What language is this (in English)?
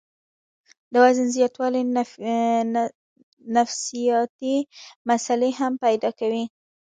Pashto